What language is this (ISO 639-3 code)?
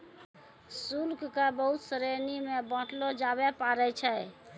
mai